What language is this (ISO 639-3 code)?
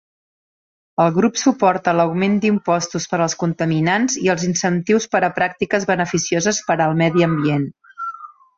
cat